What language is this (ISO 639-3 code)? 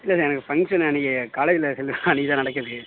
tam